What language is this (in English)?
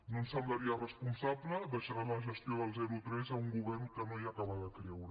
Catalan